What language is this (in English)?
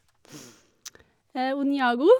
Norwegian